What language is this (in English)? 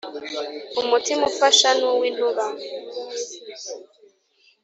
Kinyarwanda